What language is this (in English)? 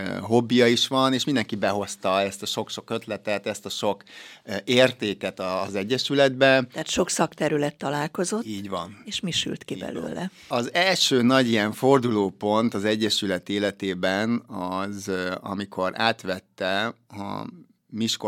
Hungarian